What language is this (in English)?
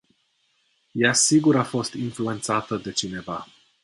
Romanian